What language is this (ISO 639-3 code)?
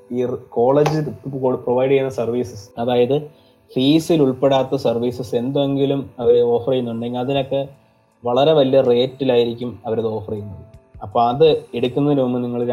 mal